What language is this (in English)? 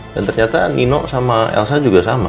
Indonesian